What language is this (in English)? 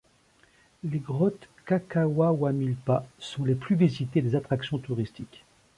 French